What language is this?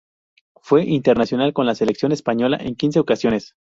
Spanish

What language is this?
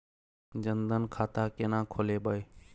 Maithili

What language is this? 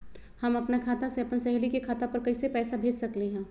Magahi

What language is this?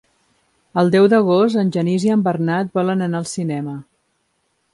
Catalan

